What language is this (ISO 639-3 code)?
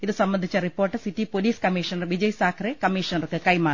mal